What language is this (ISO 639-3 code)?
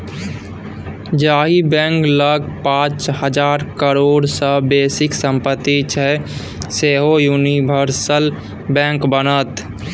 mai